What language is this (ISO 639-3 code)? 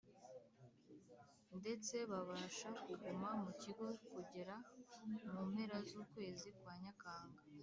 kin